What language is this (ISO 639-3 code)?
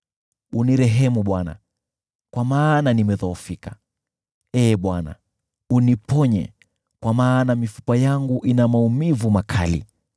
swa